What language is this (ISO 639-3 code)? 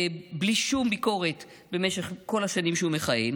heb